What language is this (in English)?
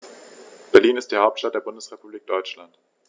German